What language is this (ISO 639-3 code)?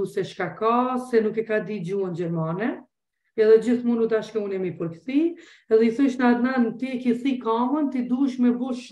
ron